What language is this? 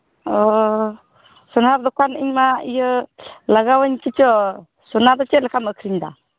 Santali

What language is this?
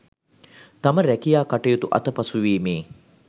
Sinhala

